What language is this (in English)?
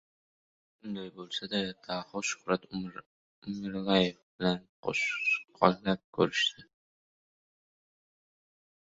Uzbek